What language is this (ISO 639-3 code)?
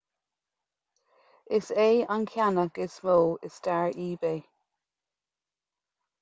gle